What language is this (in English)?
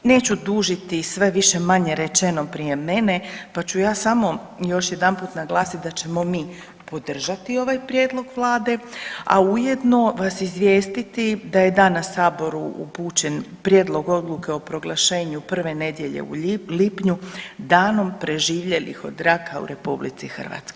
Croatian